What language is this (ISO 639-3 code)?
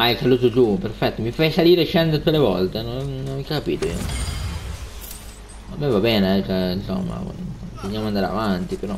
ita